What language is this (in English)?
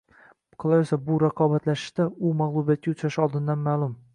Uzbek